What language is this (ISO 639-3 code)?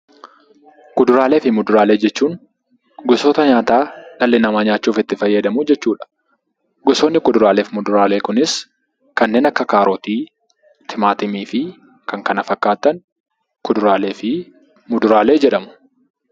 orm